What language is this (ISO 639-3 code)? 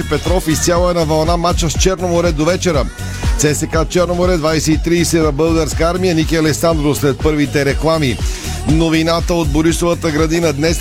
bul